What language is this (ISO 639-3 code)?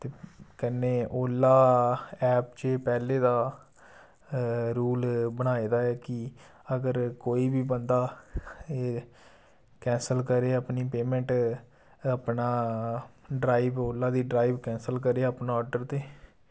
doi